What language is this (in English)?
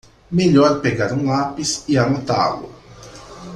Portuguese